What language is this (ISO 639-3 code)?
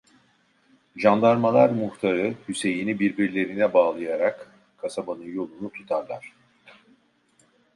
tur